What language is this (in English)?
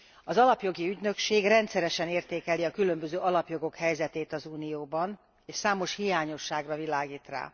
Hungarian